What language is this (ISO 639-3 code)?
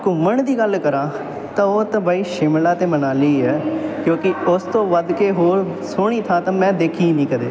pan